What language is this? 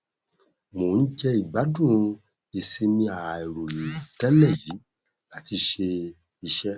Yoruba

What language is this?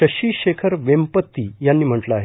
Marathi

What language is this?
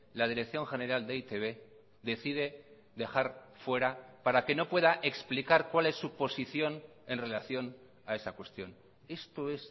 Spanish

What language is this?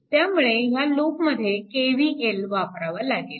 Marathi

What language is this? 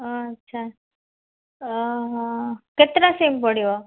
Odia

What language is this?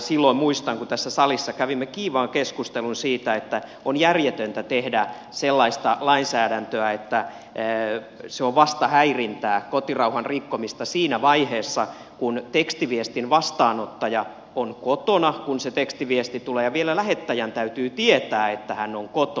Finnish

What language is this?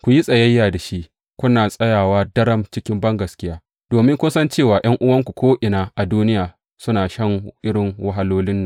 Hausa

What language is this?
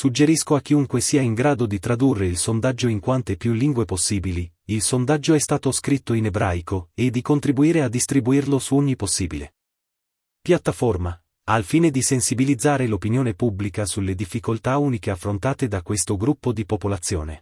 Italian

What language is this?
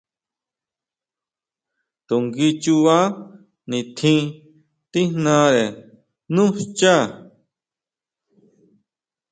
Huautla Mazatec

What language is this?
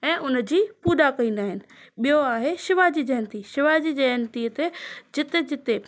Sindhi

